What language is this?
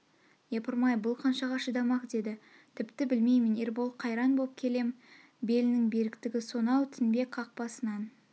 Kazakh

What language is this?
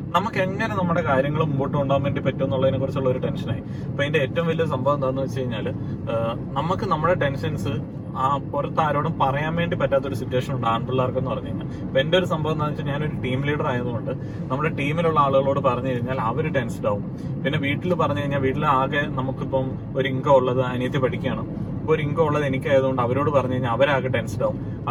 Malayalam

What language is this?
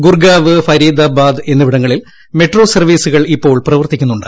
Malayalam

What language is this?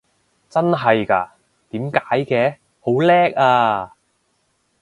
Cantonese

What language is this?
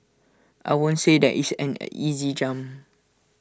English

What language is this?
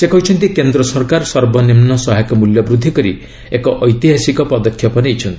Odia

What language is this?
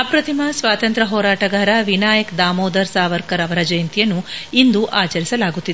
Kannada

